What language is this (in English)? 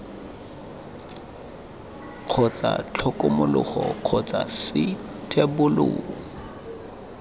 Tswana